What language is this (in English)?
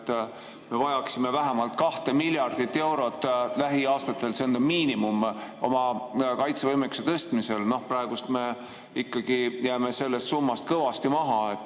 Estonian